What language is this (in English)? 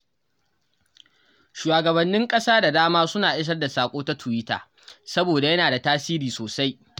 Hausa